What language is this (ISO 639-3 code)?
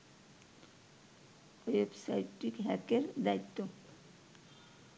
ben